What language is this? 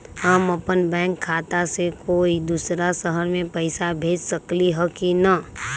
Magahi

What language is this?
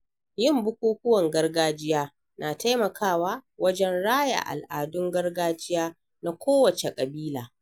Hausa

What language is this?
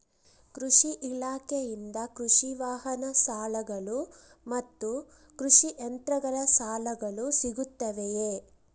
Kannada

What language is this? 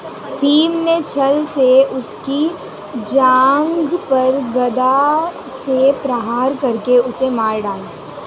Hindi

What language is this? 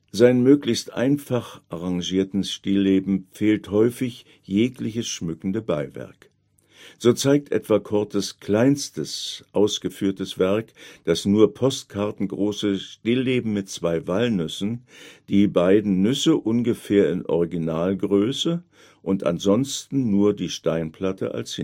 German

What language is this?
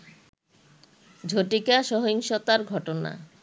Bangla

